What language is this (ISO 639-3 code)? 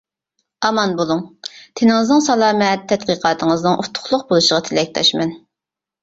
uig